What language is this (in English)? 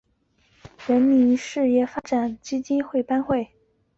Chinese